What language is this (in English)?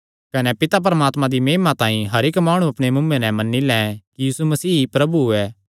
Kangri